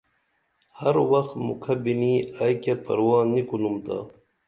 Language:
Dameli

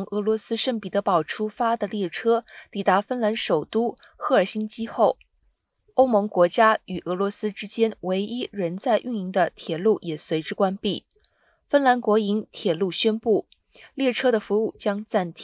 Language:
Chinese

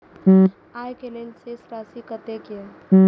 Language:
Maithili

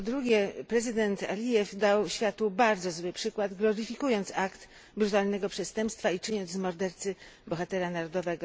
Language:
Polish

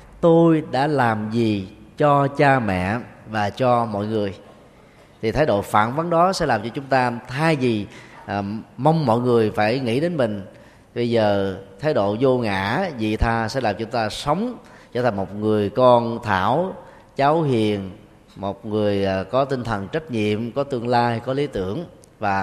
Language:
Vietnamese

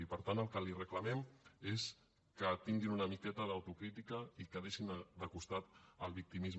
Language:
Catalan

